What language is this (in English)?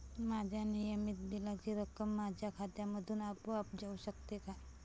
Marathi